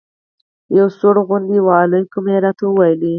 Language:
Pashto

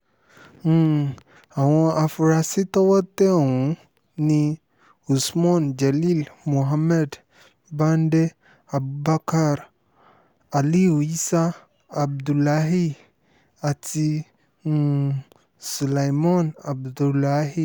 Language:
Yoruba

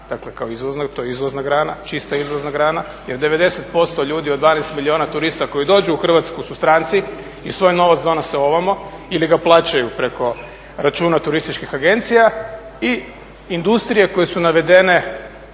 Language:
Croatian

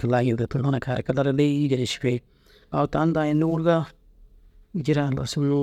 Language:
Dazaga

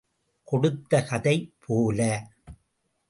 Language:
Tamil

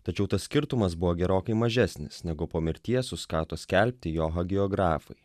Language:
Lithuanian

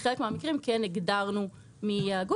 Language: Hebrew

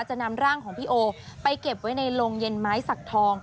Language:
Thai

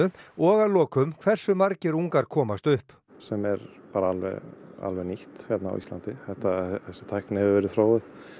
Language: Icelandic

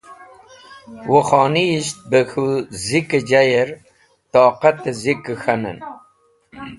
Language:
Wakhi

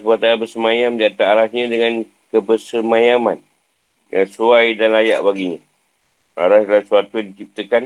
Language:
Malay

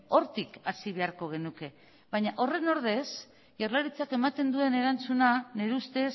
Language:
Basque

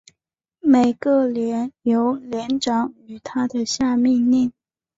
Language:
Chinese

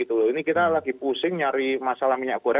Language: Indonesian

